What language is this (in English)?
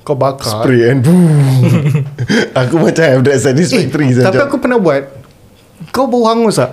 Malay